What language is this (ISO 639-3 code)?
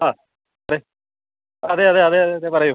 mal